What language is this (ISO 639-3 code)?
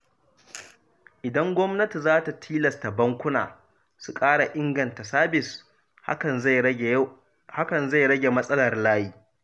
hau